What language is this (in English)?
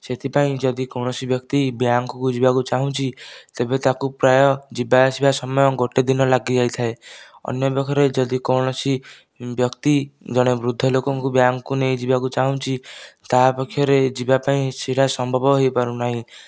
Odia